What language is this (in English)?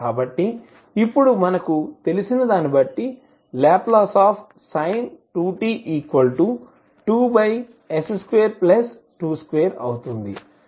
Telugu